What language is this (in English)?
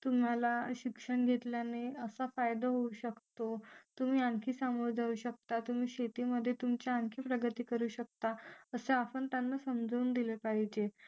Marathi